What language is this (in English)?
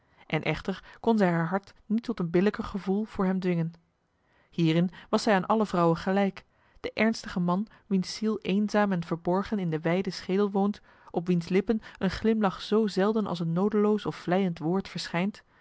Dutch